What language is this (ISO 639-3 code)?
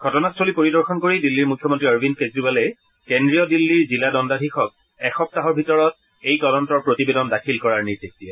asm